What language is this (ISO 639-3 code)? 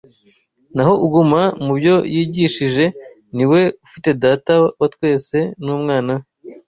kin